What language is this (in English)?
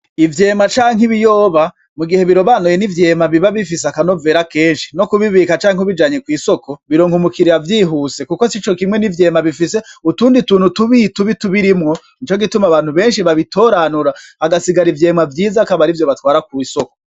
Rundi